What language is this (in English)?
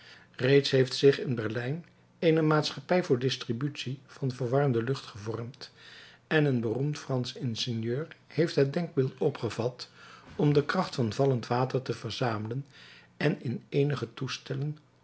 Dutch